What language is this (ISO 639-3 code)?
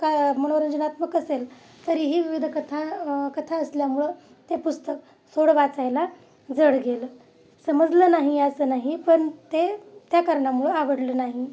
mar